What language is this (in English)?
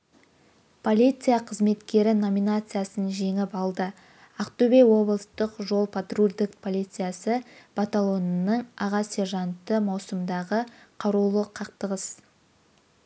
Kazakh